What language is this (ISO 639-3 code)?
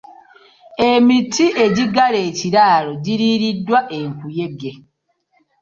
lug